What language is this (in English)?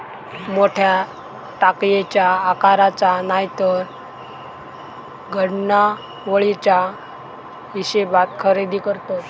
Marathi